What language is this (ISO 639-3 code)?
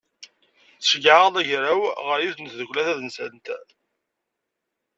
kab